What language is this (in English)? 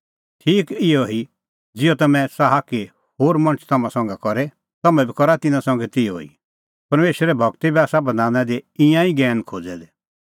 Kullu Pahari